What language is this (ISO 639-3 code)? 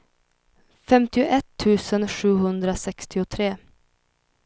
swe